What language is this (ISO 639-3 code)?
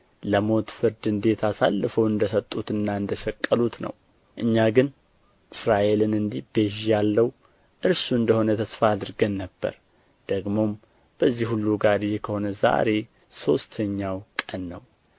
amh